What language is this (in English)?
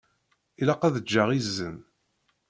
Kabyle